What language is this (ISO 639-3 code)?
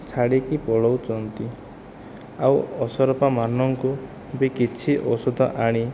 ori